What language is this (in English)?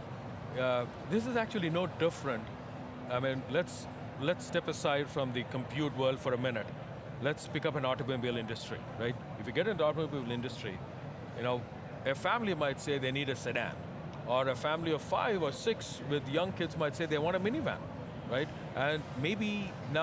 English